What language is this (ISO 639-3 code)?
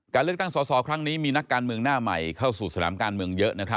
tha